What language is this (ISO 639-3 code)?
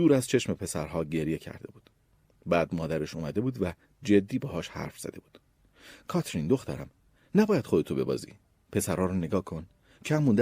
fas